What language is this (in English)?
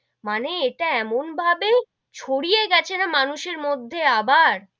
Bangla